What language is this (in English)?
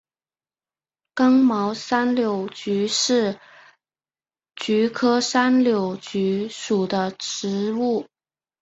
Chinese